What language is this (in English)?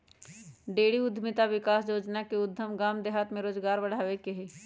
Magahi